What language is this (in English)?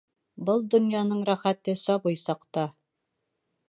Bashkir